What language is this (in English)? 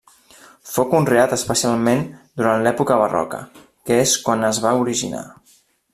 Catalan